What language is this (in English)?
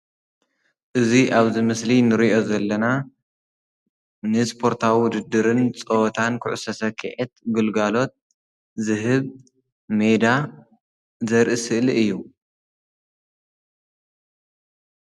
Tigrinya